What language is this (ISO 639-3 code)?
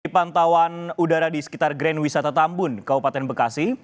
ind